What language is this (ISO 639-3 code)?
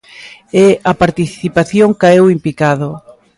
glg